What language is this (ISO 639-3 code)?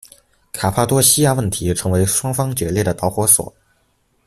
zho